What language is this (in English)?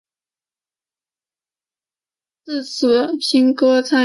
Chinese